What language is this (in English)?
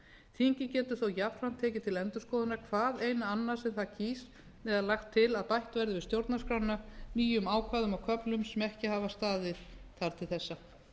Icelandic